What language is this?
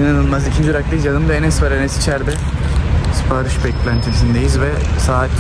Turkish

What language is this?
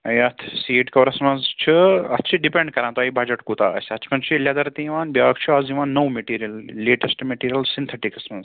Kashmiri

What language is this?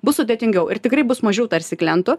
Lithuanian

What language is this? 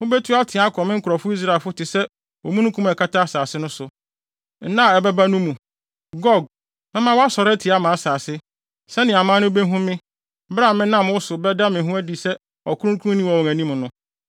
Akan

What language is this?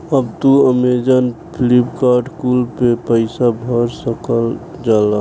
Bhojpuri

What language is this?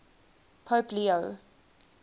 English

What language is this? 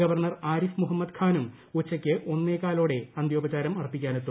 Malayalam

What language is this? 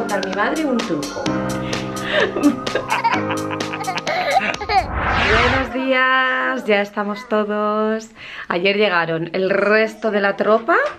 Spanish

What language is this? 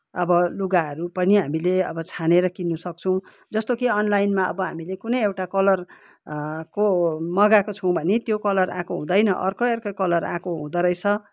Nepali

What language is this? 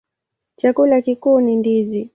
Swahili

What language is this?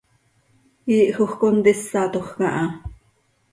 Seri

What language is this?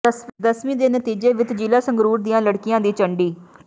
Punjabi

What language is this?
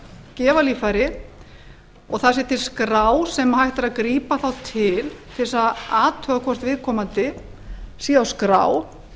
Icelandic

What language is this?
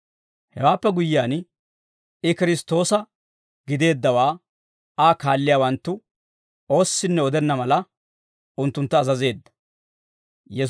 Dawro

